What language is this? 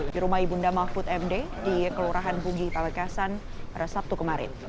Indonesian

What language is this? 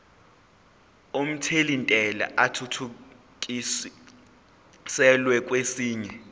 Zulu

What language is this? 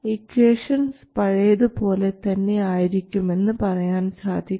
Malayalam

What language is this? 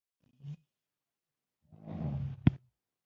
Pashto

